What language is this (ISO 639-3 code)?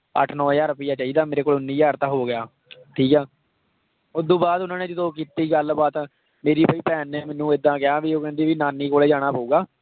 pan